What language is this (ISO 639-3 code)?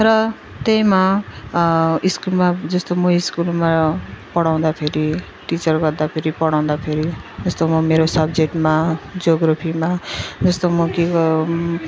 nep